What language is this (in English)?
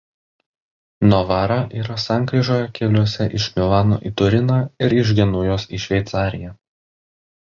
Lithuanian